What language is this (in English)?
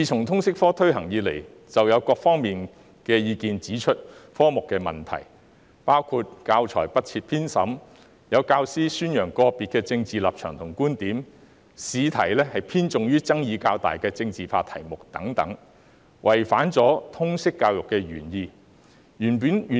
Cantonese